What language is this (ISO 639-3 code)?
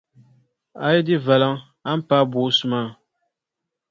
dag